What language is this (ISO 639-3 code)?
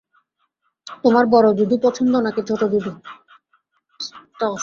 ben